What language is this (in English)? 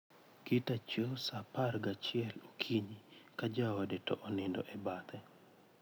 Luo (Kenya and Tanzania)